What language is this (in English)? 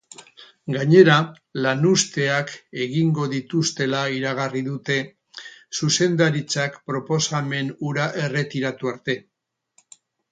Basque